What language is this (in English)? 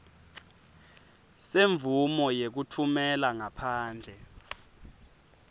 Swati